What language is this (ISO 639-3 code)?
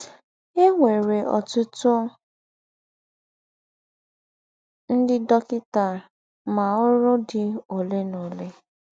ibo